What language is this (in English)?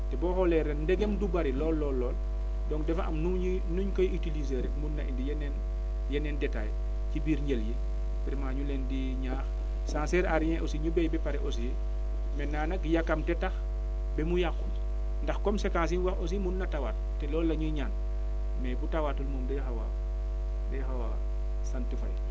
Wolof